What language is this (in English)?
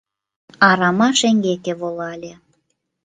Mari